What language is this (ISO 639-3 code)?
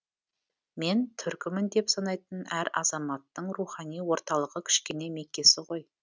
kaz